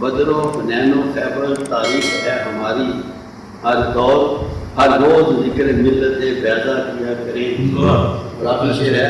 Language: Urdu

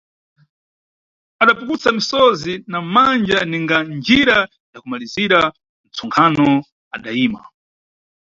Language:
Nyungwe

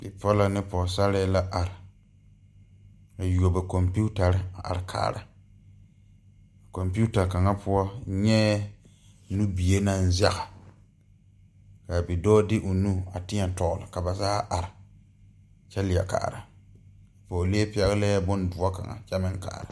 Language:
Southern Dagaare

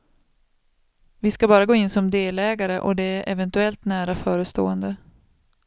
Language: Swedish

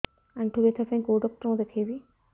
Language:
Odia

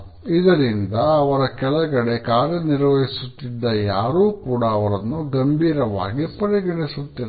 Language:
Kannada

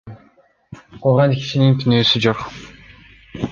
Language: Kyrgyz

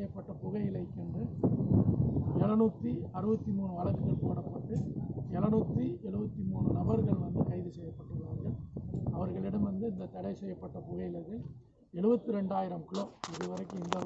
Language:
French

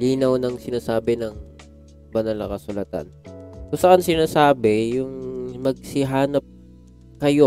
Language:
Filipino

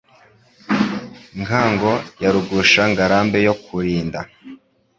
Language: Kinyarwanda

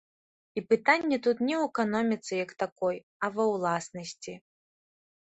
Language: Belarusian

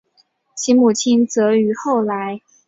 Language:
Chinese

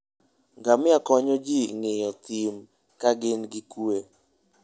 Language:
Luo (Kenya and Tanzania)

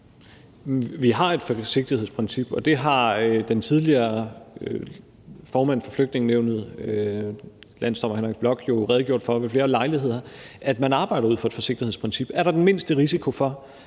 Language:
Danish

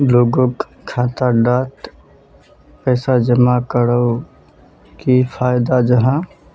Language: Magahi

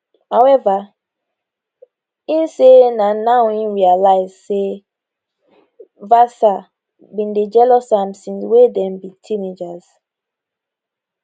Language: Nigerian Pidgin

